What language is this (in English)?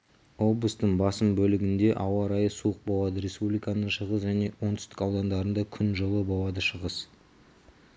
Kazakh